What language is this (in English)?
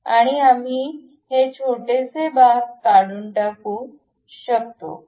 Marathi